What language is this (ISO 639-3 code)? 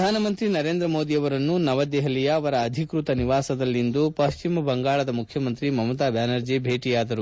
kan